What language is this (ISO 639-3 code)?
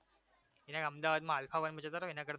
guj